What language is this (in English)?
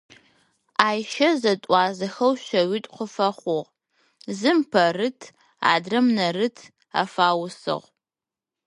Adyghe